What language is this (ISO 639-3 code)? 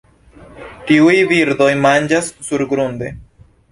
epo